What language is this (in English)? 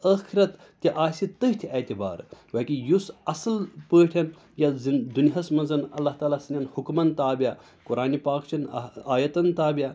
Kashmiri